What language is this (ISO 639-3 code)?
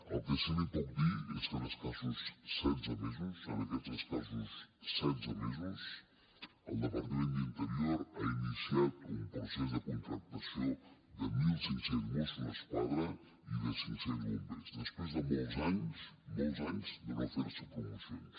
cat